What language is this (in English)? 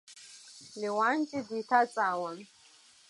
Abkhazian